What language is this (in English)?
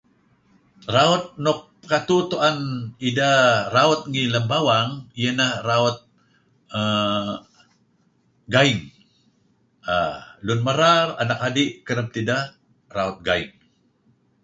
Kelabit